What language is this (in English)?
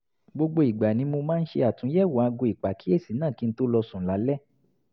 Yoruba